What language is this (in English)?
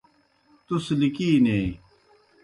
Kohistani Shina